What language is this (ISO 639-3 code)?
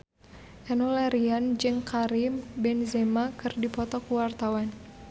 sun